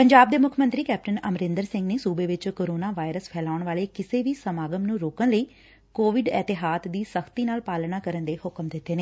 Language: Punjabi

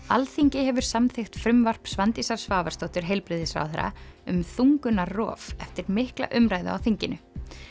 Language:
Icelandic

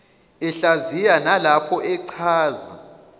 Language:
Zulu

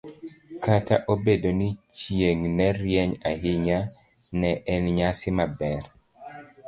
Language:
Luo (Kenya and Tanzania)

